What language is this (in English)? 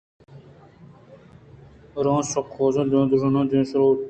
Eastern Balochi